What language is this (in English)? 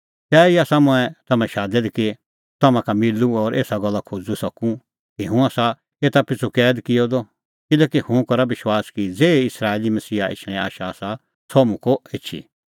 Kullu Pahari